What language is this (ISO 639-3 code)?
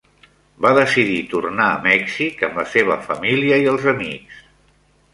cat